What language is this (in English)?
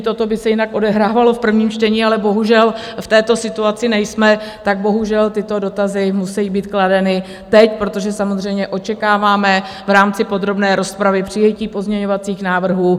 Czech